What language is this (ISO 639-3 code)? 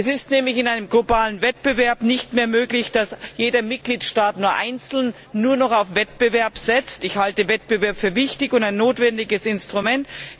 deu